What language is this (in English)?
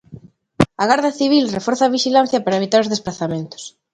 Galician